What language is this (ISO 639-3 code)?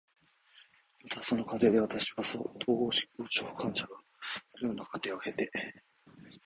jpn